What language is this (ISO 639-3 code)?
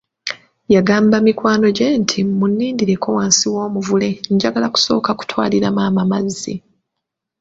lug